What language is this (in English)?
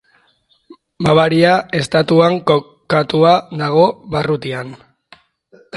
Basque